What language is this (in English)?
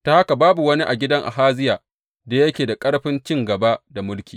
Hausa